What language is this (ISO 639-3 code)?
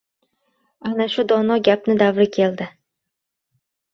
uzb